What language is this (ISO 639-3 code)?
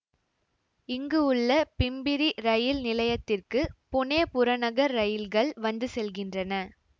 tam